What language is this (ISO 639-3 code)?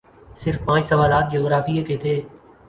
urd